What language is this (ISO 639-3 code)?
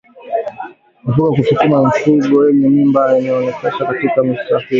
swa